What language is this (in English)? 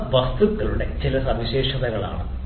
Malayalam